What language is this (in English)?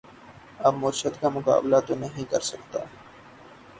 Urdu